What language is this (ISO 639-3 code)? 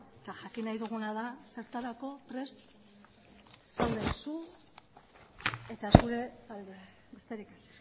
eus